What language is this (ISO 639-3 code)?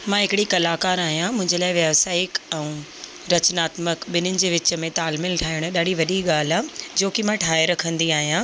snd